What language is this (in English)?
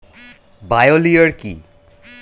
Bangla